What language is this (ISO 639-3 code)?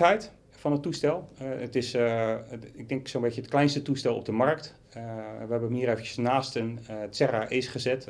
nld